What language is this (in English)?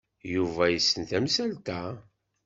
Kabyle